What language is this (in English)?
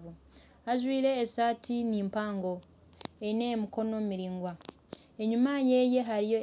Nyankole